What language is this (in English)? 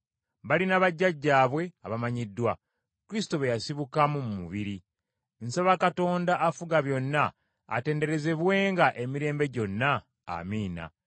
Ganda